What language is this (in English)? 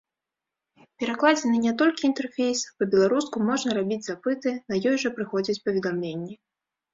Belarusian